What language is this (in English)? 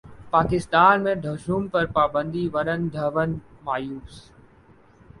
Urdu